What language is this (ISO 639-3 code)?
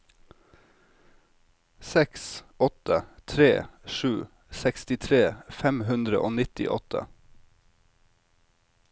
nor